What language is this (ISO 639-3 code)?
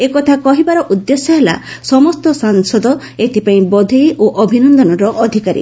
ori